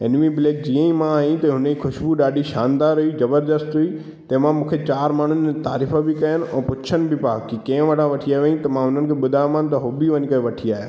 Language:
Sindhi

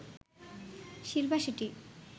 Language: Bangla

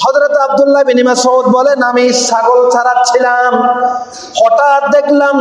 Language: Indonesian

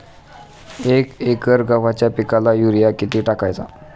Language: Marathi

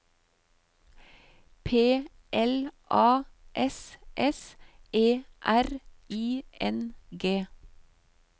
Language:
Norwegian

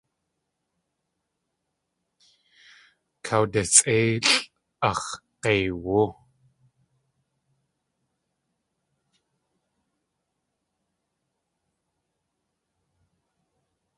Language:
Tlingit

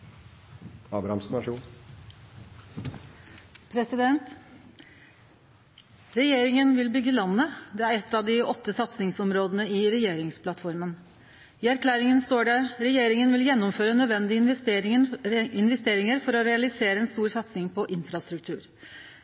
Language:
Norwegian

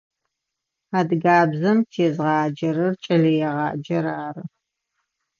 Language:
Adyghe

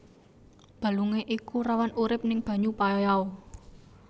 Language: Javanese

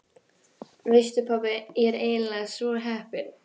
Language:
Icelandic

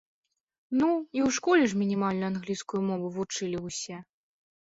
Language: Belarusian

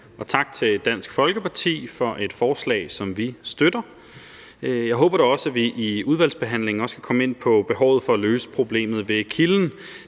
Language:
Danish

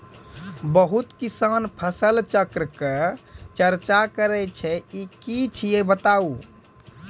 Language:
Maithili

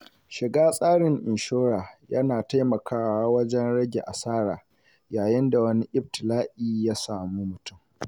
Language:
Hausa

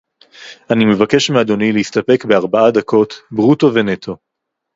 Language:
Hebrew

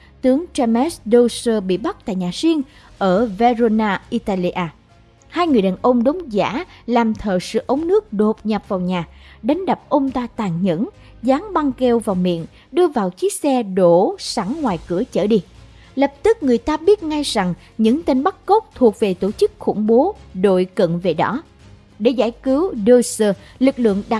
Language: Vietnamese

